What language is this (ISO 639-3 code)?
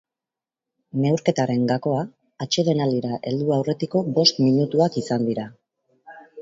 eus